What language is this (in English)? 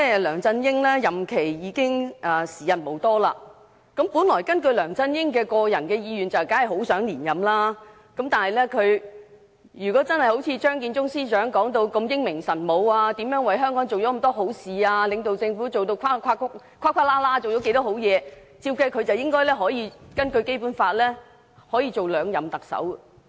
Cantonese